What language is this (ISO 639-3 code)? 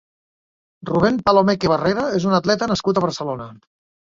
cat